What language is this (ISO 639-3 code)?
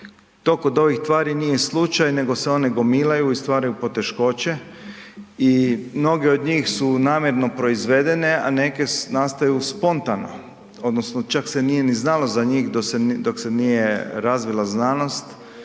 hrv